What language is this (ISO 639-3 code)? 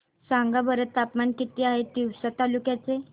mar